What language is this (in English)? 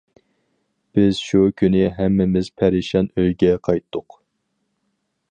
Uyghur